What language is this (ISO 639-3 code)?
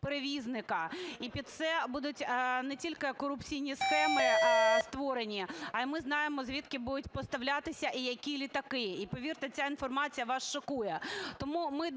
ukr